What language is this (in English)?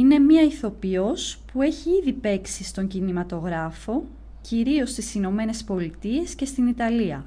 Greek